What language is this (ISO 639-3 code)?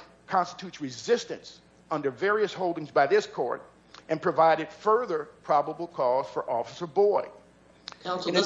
eng